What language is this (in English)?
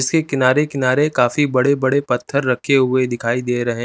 Hindi